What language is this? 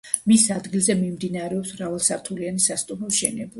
Georgian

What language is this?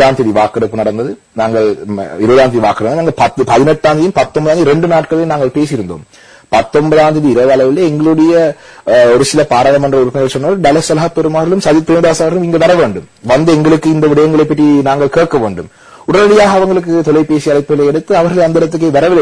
Romanian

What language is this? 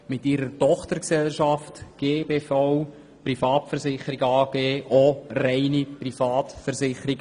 Swiss German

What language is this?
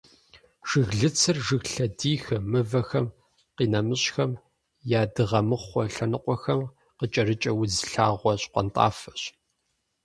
Kabardian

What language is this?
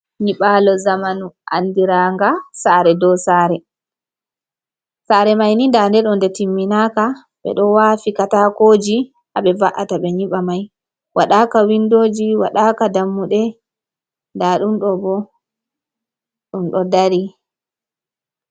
Fula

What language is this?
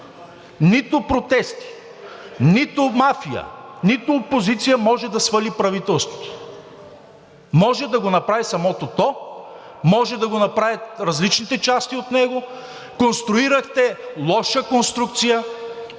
Bulgarian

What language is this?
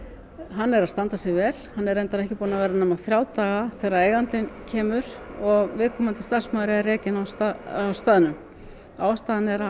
Icelandic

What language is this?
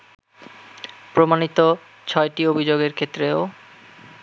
Bangla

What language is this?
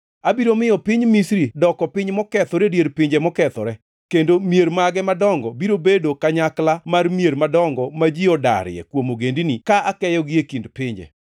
Luo (Kenya and Tanzania)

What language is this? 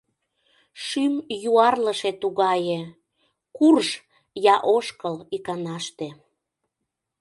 Mari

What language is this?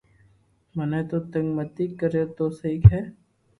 Loarki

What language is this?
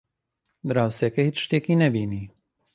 Central Kurdish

